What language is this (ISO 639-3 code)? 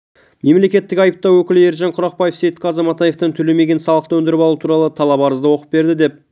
kaz